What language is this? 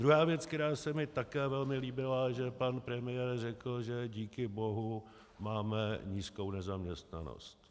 Czech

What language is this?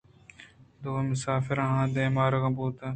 Eastern Balochi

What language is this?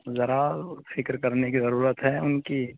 Urdu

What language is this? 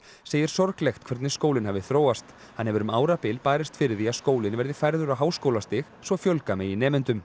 Icelandic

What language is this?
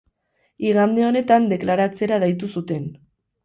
Basque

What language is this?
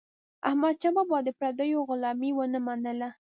Pashto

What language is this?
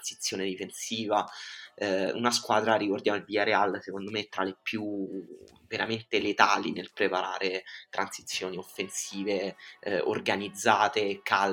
Italian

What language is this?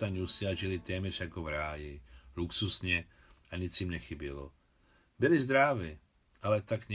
Czech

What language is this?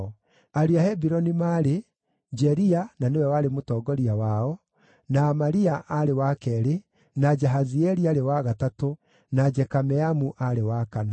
Kikuyu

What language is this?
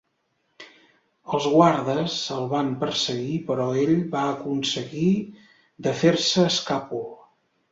Catalan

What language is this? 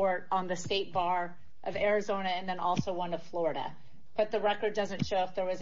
English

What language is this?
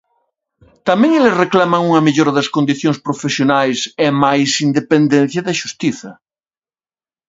Galician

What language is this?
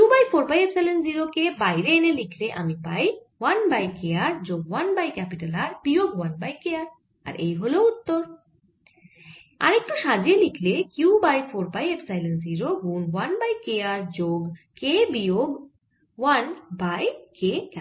Bangla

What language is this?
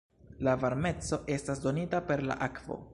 Esperanto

